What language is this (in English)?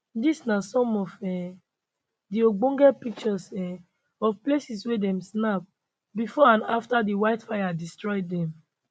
Nigerian Pidgin